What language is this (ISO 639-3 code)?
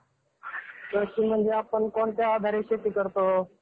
mar